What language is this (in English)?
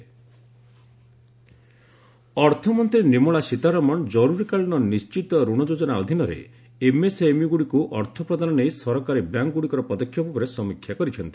Odia